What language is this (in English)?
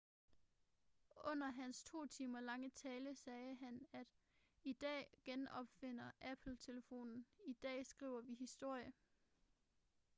Danish